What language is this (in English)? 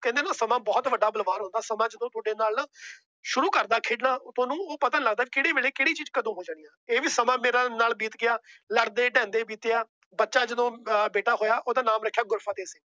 Punjabi